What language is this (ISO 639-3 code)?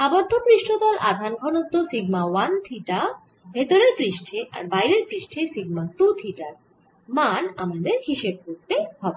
ben